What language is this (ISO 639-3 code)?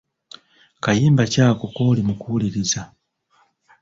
lug